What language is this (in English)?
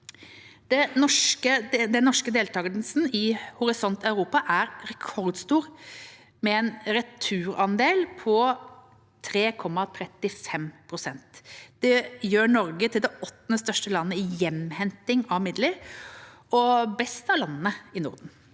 Norwegian